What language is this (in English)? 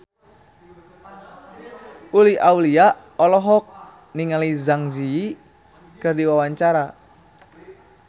Sundanese